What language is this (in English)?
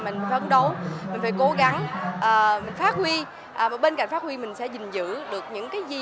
Vietnamese